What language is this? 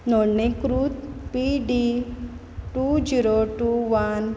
Konkani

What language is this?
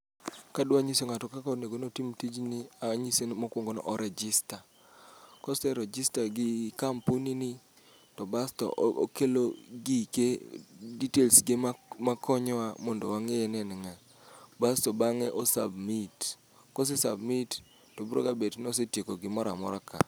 Luo (Kenya and Tanzania)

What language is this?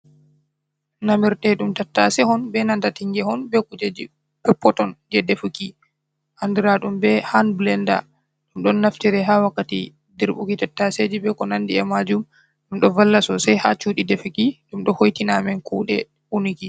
Fula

